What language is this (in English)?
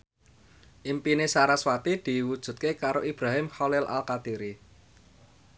Javanese